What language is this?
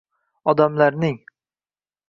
Uzbek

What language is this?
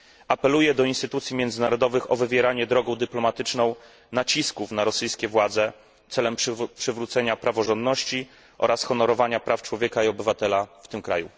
Polish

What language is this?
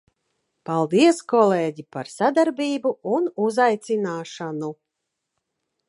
Latvian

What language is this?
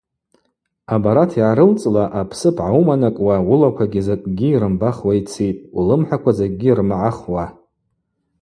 Abaza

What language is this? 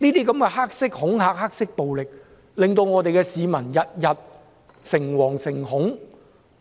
Cantonese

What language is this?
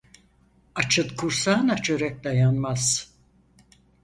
Turkish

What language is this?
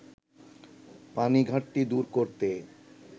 Bangla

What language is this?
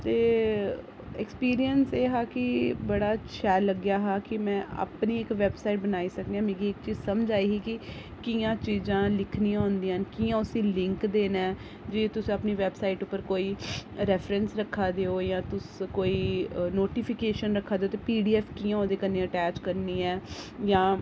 Dogri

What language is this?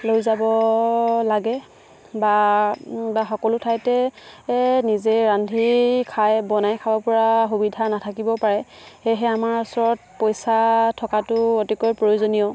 Assamese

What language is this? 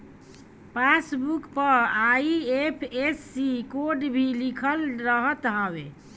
Bhojpuri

